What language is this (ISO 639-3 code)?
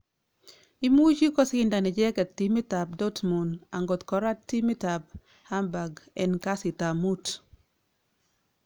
kln